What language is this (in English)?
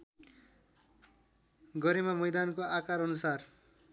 Nepali